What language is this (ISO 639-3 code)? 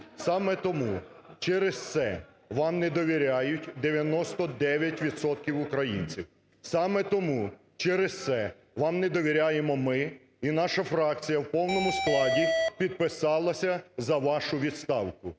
ukr